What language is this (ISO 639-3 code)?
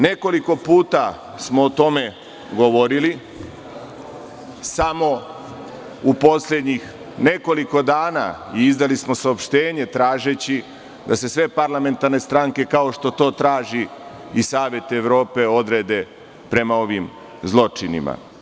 srp